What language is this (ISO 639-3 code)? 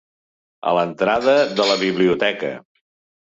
cat